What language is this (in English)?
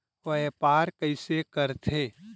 Chhattisgarhi